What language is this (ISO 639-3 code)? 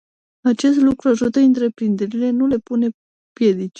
ron